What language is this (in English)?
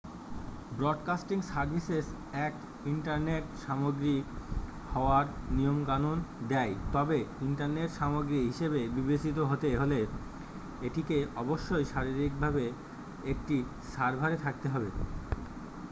Bangla